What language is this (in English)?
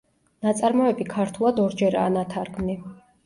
Georgian